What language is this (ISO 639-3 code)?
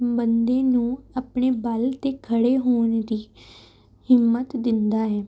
pan